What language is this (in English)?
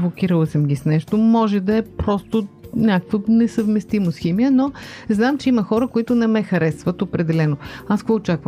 Bulgarian